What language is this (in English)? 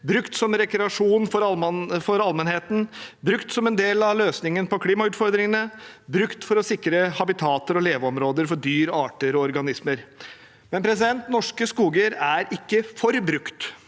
Norwegian